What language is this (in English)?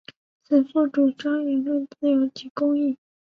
Chinese